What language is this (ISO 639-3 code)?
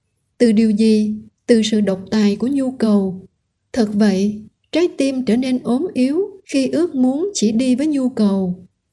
vie